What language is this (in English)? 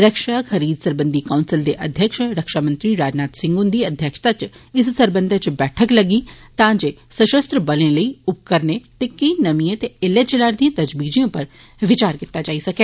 Dogri